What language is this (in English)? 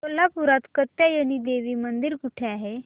Marathi